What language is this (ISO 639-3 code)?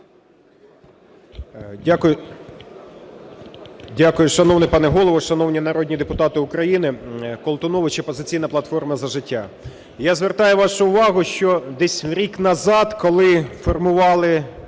ukr